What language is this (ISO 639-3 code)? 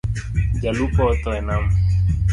luo